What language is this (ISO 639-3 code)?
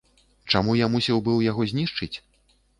bel